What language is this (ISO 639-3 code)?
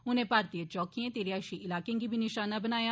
doi